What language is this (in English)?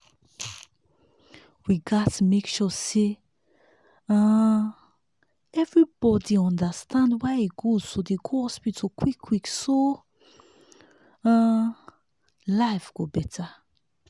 Nigerian Pidgin